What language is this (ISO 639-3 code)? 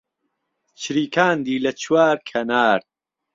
ckb